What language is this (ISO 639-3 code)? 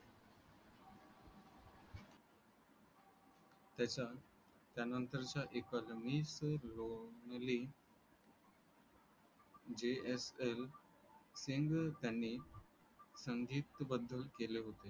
mar